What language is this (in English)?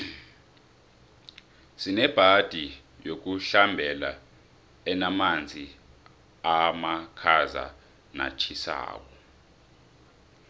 South Ndebele